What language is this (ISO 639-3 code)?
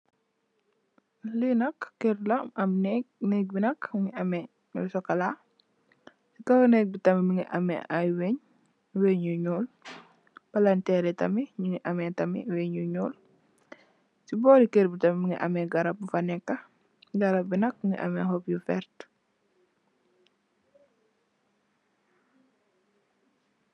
wol